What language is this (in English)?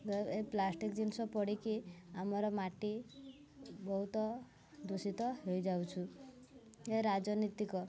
Odia